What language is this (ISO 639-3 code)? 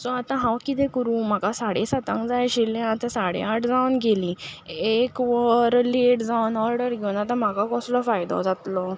kok